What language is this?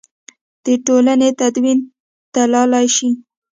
Pashto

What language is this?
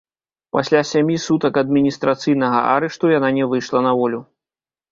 Belarusian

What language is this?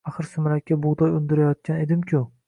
Uzbek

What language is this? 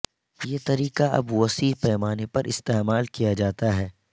Urdu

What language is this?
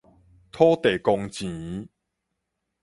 Min Nan Chinese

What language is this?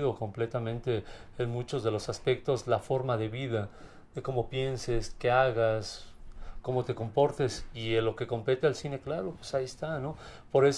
Spanish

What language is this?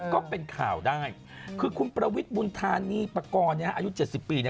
Thai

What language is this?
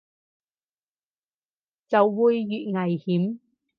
Cantonese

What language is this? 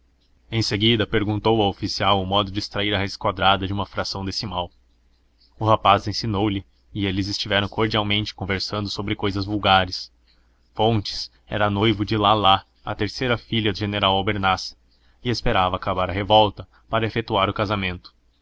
Portuguese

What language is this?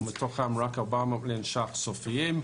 Hebrew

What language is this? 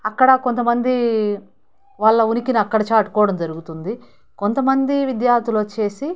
Telugu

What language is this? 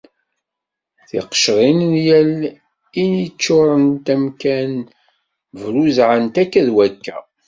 Kabyle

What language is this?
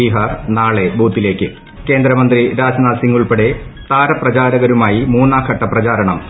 Malayalam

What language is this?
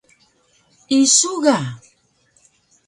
Taroko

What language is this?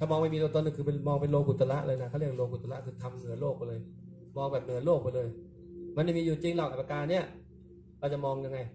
Thai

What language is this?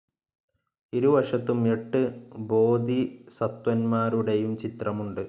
Malayalam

